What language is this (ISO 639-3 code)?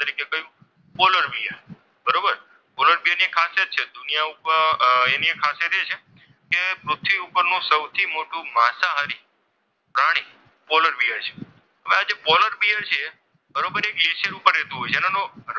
guj